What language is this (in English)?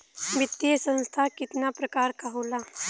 Bhojpuri